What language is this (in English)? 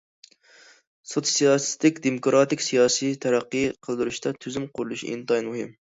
Uyghur